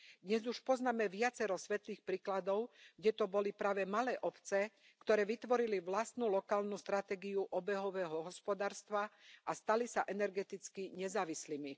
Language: Slovak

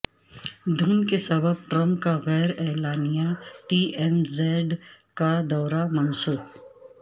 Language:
Urdu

